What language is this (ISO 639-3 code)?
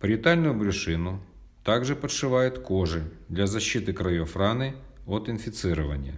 rus